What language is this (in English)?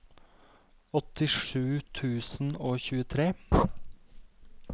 Norwegian